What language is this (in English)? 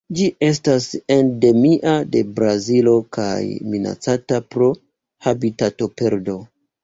Esperanto